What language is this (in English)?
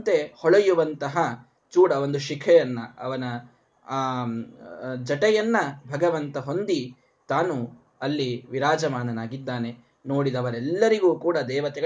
Kannada